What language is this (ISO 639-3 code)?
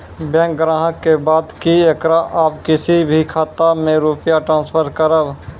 mai